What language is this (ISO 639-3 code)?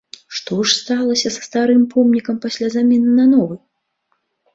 bel